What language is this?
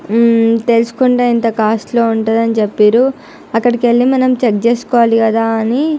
Telugu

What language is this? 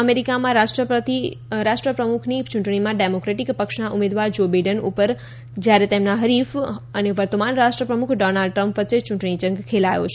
Gujarati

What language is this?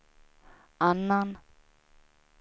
Swedish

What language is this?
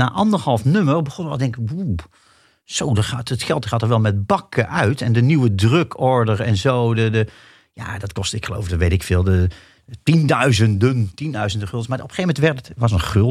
Dutch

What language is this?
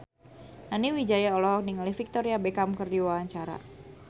Sundanese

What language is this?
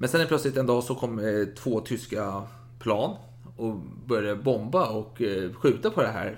Swedish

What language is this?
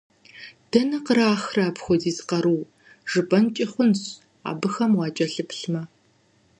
Kabardian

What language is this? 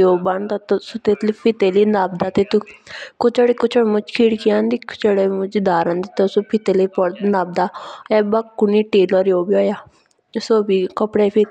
Jaunsari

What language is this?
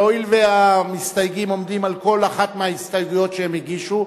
Hebrew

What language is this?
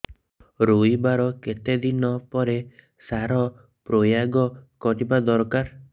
Odia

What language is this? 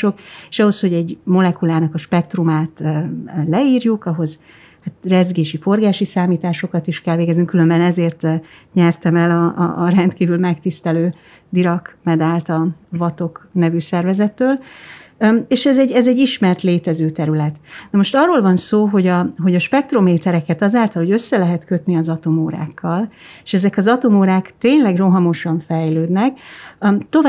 Hungarian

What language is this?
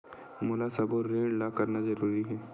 Chhattisgarhi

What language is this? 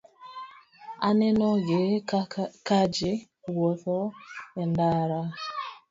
Luo (Kenya and Tanzania)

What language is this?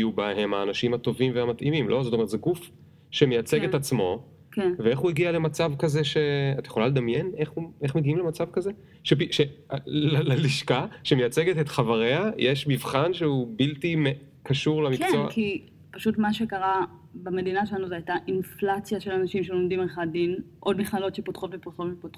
Hebrew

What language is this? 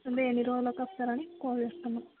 Telugu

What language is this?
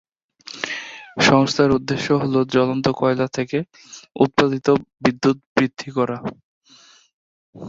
Bangla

